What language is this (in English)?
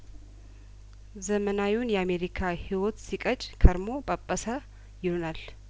Amharic